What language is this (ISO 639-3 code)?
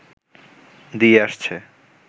ben